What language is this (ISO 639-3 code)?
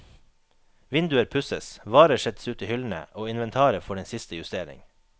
nor